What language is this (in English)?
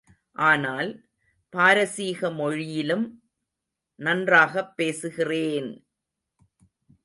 Tamil